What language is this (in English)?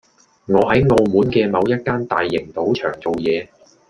Cantonese